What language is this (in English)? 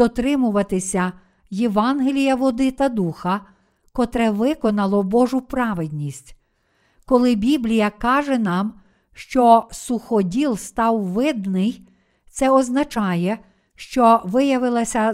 Ukrainian